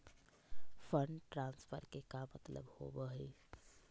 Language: Magahi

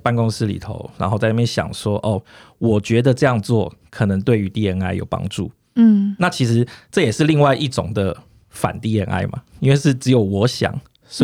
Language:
Chinese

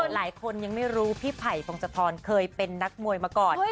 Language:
Thai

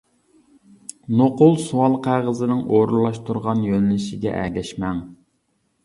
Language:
Uyghur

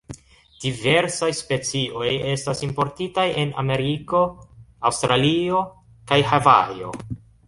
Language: Esperanto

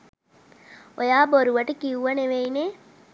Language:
Sinhala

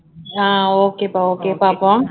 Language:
Tamil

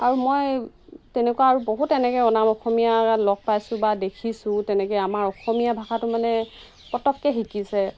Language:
Assamese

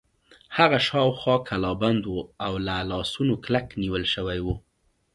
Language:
Pashto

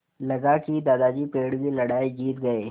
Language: Hindi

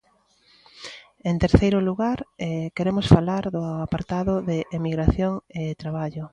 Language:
Galician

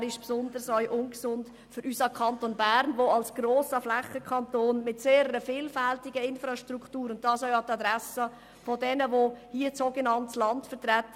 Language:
Swiss German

